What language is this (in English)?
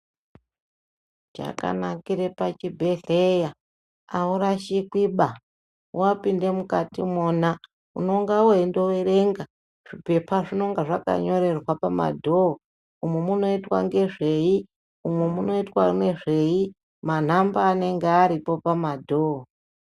Ndau